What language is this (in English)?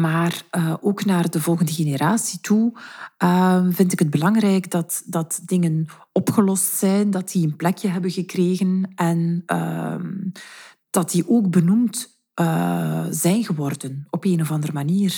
Dutch